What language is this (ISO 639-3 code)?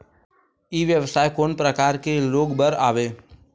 hne